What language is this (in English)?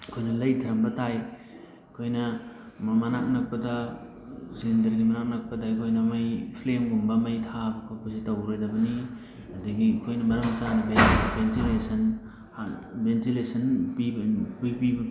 Manipuri